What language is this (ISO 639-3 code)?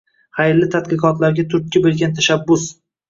uzb